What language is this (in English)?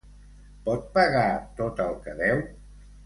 Catalan